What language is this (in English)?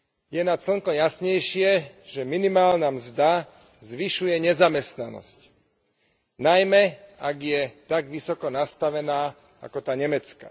Slovak